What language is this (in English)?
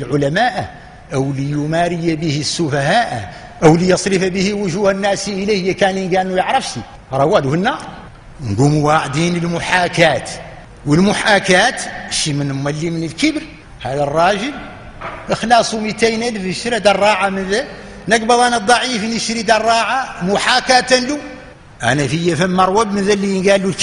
Arabic